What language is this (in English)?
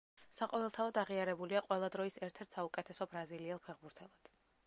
Georgian